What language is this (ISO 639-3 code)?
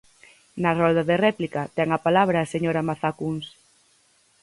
glg